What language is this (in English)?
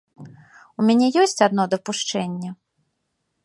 Belarusian